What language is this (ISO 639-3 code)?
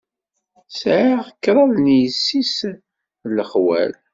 kab